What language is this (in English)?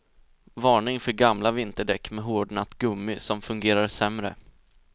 Swedish